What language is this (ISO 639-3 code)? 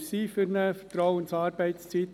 gsw